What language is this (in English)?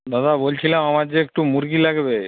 Bangla